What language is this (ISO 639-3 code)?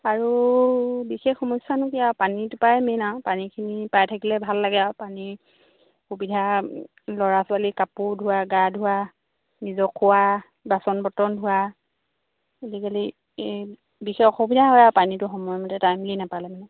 asm